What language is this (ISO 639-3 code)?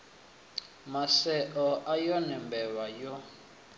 ven